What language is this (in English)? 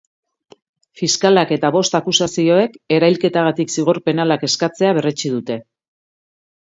Basque